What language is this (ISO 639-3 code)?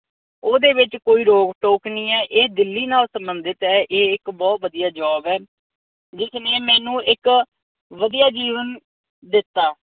pan